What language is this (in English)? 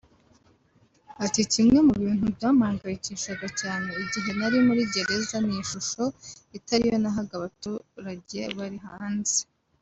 Kinyarwanda